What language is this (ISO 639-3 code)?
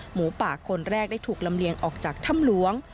tha